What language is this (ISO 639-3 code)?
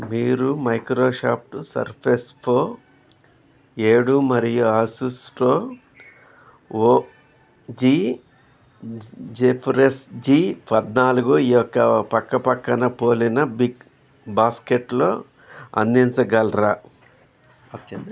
tel